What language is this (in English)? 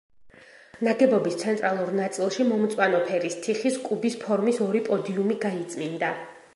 Georgian